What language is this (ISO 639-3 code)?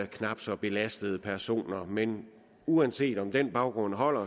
dan